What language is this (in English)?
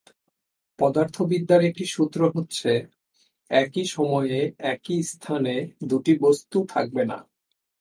Bangla